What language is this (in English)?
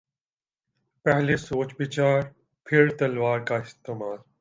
Urdu